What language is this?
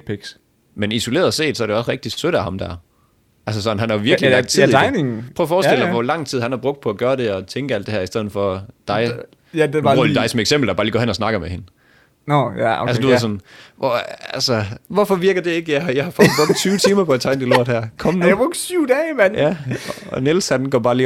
Danish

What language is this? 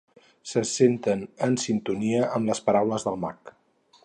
Catalan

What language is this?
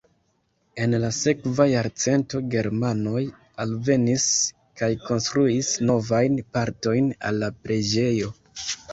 Esperanto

